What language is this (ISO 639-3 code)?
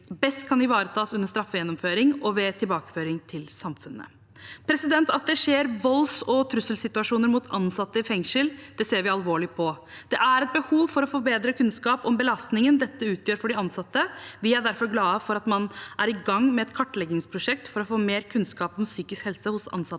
nor